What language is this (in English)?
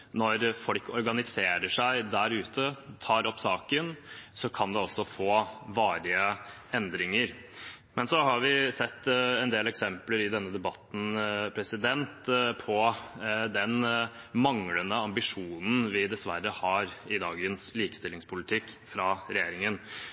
Norwegian Bokmål